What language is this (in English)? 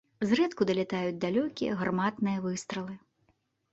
Belarusian